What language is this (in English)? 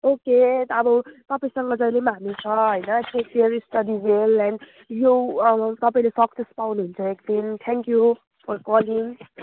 Nepali